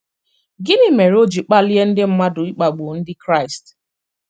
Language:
Igbo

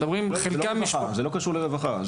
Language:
Hebrew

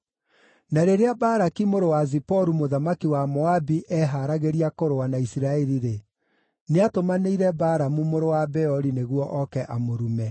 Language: Kikuyu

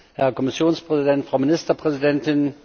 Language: German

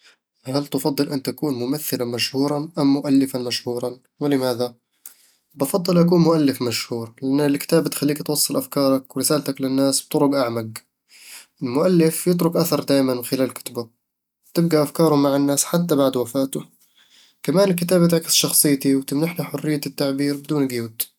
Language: Eastern Egyptian Bedawi Arabic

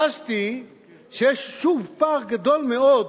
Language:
Hebrew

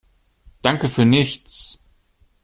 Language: German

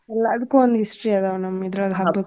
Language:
Kannada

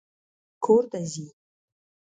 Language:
Pashto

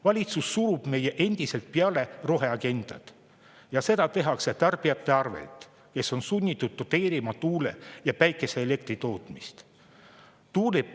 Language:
Estonian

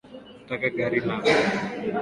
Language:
Swahili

